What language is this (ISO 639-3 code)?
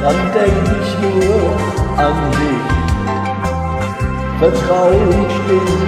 tur